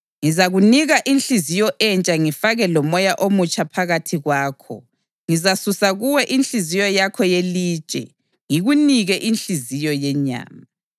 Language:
North Ndebele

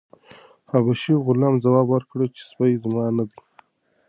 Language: Pashto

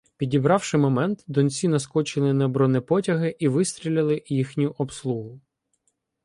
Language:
Ukrainian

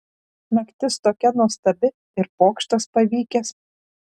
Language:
Lithuanian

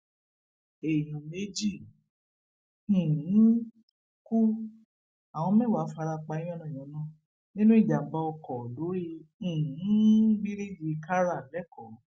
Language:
Yoruba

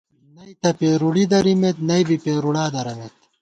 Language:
Gawar-Bati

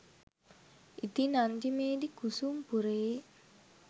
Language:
Sinhala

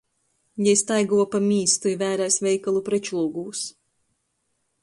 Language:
Latgalian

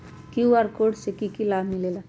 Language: Magahi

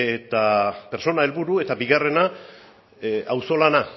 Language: Basque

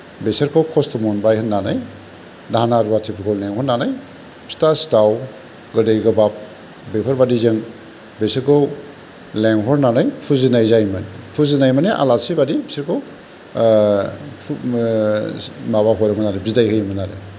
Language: Bodo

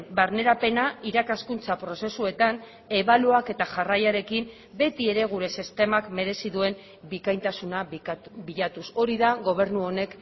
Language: Basque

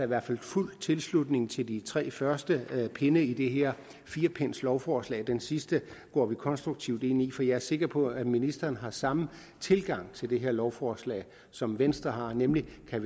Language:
Danish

